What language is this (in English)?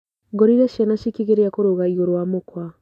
Kikuyu